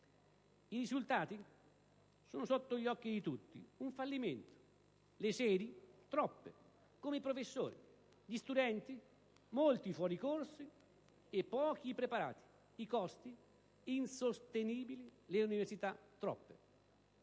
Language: Italian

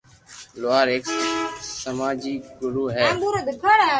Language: Loarki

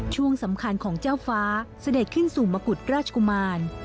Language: Thai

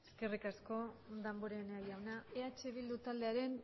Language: Basque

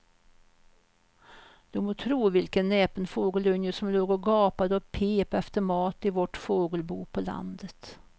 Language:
Swedish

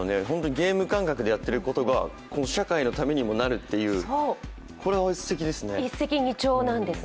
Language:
Japanese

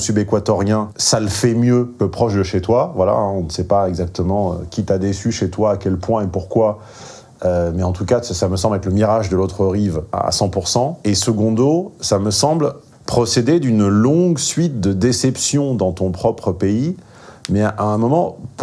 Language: French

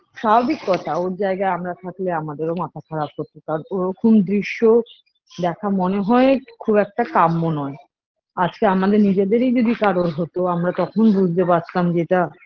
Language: Bangla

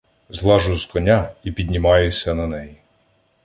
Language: Ukrainian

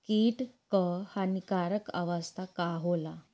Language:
Bhojpuri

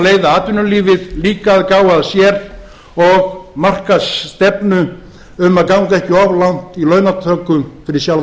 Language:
Icelandic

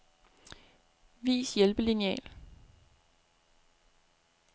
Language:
Danish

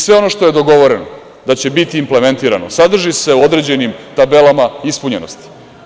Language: Serbian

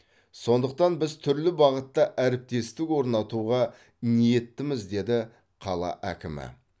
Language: Kazakh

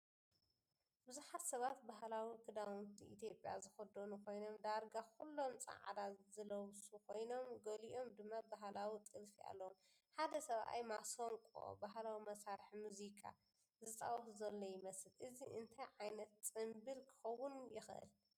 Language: Tigrinya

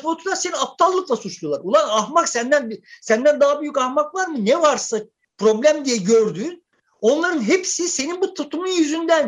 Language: Turkish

